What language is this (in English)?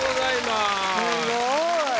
Japanese